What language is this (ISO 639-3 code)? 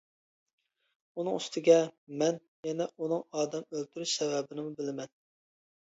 uig